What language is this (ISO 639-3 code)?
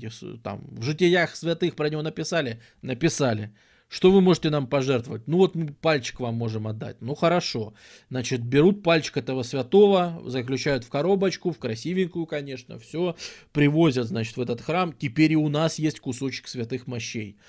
rus